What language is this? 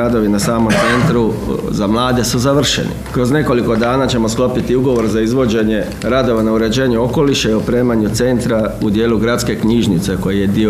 Croatian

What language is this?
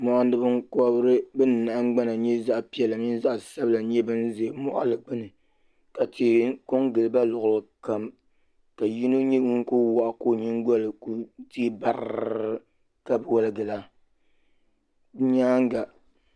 Dagbani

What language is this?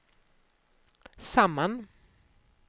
Swedish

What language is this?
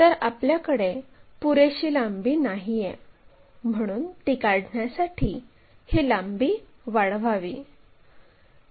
Marathi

